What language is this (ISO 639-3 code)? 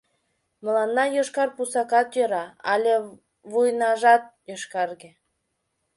chm